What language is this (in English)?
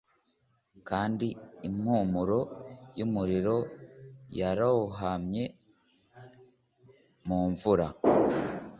Kinyarwanda